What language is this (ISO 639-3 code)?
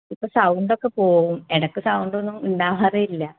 mal